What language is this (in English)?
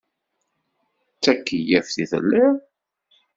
Kabyle